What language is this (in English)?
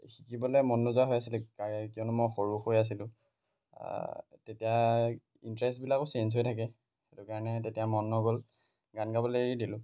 Assamese